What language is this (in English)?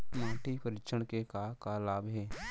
Chhattisgarhi